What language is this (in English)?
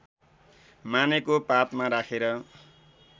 Nepali